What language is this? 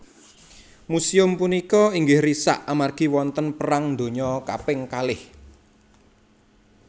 Javanese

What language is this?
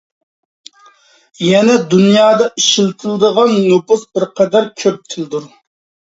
Uyghur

